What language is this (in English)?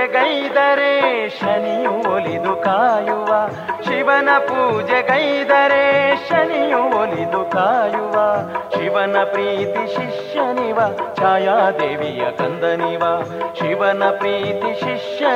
Kannada